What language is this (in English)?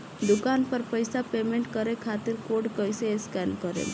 Bhojpuri